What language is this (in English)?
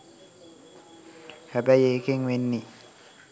Sinhala